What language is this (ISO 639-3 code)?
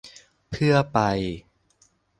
tha